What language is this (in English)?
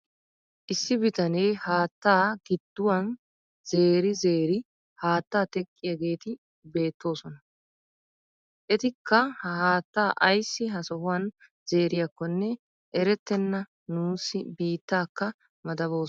Wolaytta